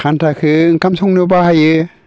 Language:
Bodo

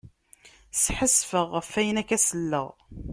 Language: Kabyle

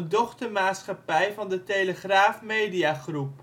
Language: Dutch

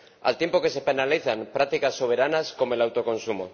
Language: Spanish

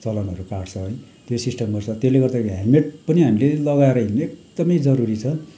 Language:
Nepali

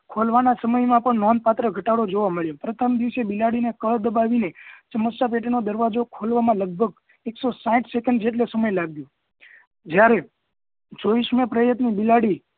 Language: Gujarati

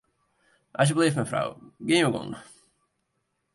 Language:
Western Frisian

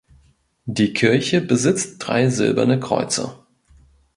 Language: German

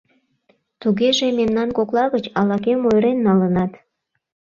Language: Mari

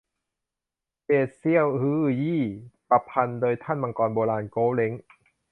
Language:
Thai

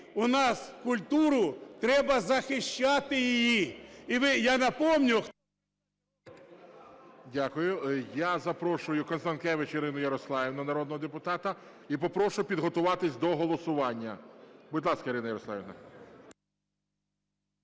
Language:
Ukrainian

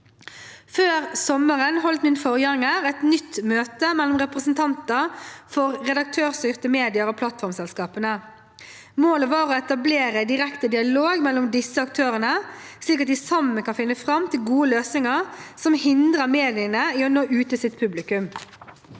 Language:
Norwegian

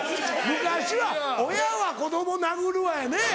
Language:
Japanese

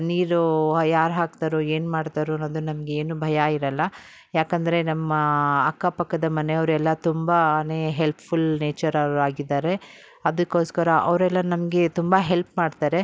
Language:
Kannada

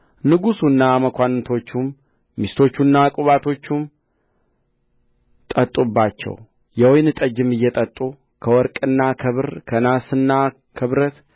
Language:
Amharic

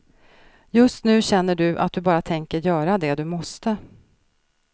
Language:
Swedish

